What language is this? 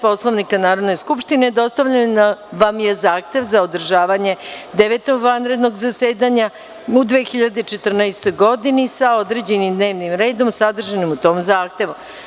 Serbian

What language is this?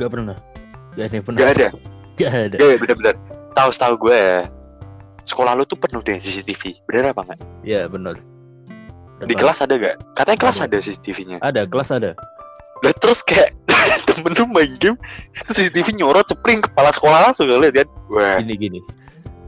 Indonesian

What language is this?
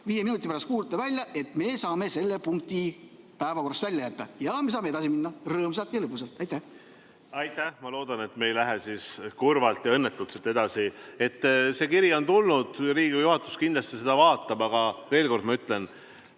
Estonian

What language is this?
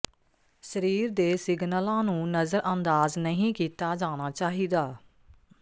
Punjabi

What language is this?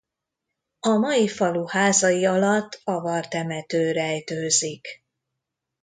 Hungarian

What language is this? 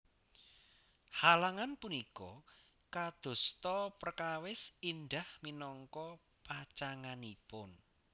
Javanese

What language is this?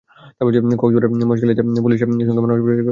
Bangla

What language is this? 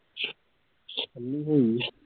Punjabi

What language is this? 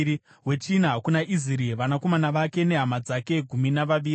Shona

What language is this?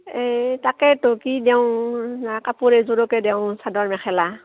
Assamese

